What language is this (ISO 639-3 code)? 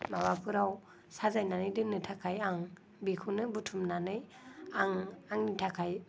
brx